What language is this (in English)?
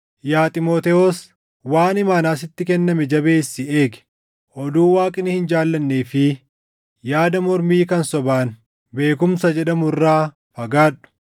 Oromo